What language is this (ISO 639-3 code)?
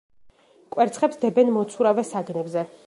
kat